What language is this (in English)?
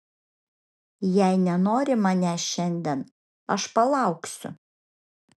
Lithuanian